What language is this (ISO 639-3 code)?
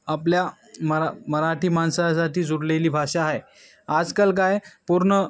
mar